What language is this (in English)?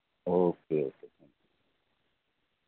Dogri